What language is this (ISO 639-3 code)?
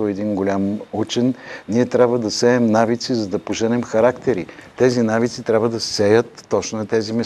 bul